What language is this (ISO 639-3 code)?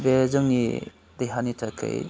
brx